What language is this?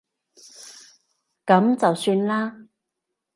Cantonese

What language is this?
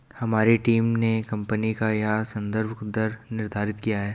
Hindi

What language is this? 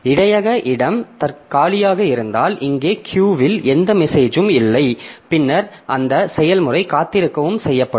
Tamil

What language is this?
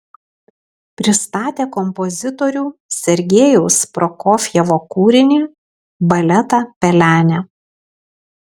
Lithuanian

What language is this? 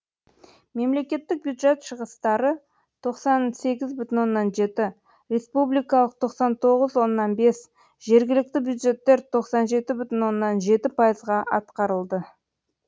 Kazakh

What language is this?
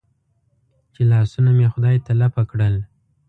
Pashto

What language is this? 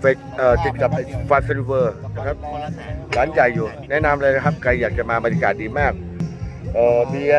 Thai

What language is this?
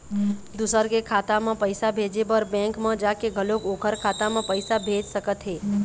Chhattisgarhi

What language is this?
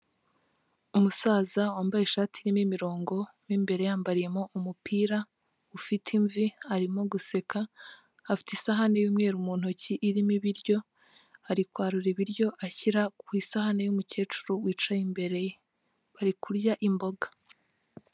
Kinyarwanda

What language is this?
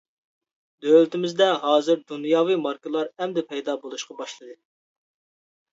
Uyghur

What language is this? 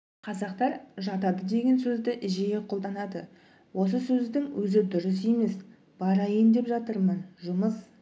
Kazakh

